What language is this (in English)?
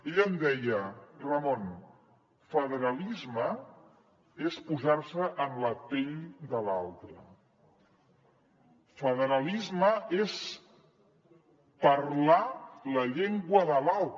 Catalan